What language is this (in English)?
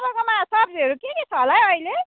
Nepali